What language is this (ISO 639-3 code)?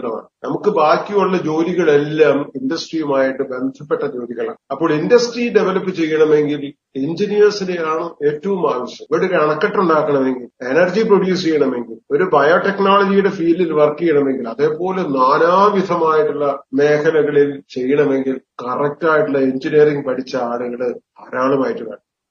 mal